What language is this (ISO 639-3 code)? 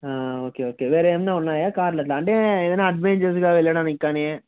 tel